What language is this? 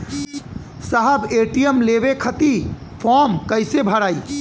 Bhojpuri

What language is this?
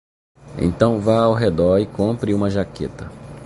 Portuguese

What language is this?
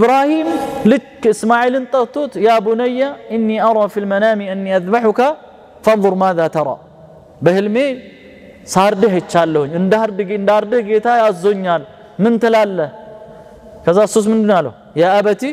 Arabic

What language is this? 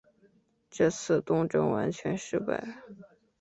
Chinese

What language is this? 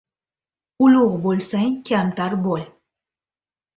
Uzbek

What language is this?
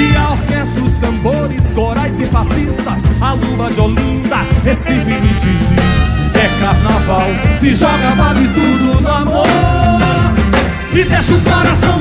Portuguese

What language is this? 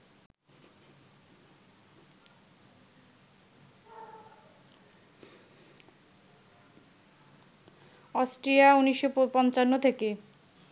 Bangla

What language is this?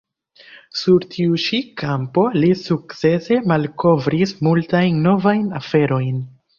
Esperanto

